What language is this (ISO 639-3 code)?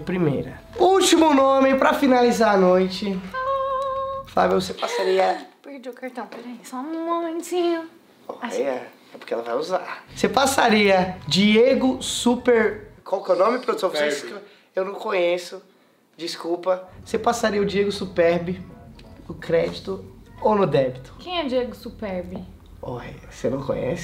por